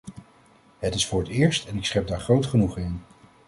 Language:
Dutch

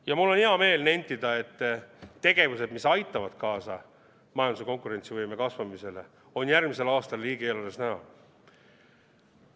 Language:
Estonian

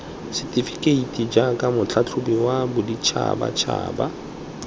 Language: Tswana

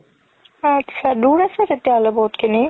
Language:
Assamese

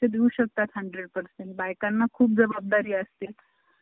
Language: Marathi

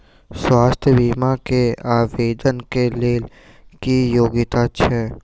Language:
Maithili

